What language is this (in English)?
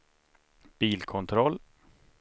Swedish